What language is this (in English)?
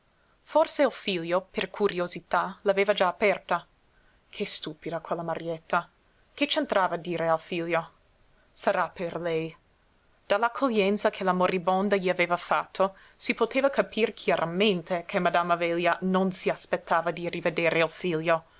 Italian